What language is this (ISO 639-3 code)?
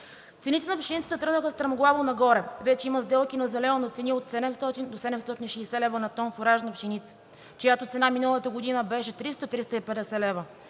bul